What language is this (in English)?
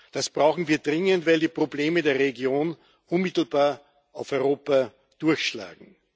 German